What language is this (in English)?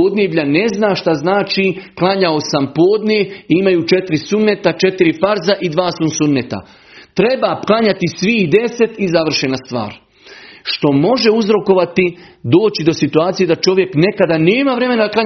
Croatian